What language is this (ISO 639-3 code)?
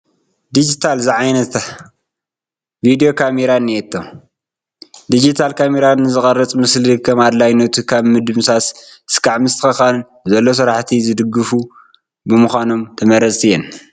tir